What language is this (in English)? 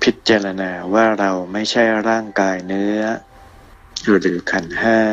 Thai